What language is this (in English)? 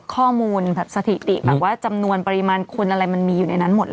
Thai